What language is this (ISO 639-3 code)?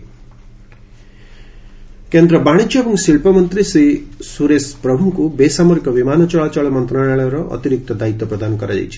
ori